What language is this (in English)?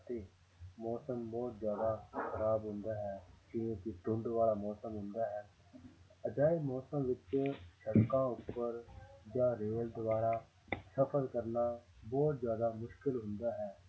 Punjabi